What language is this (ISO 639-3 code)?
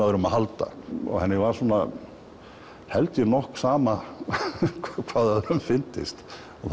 isl